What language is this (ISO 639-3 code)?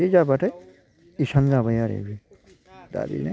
brx